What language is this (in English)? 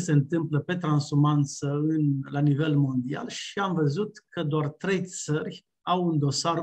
Romanian